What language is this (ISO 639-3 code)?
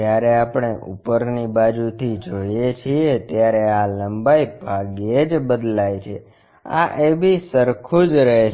guj